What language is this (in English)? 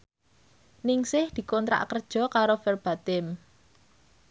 Javanese